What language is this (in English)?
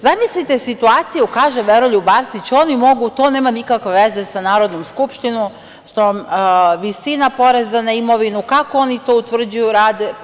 Serbian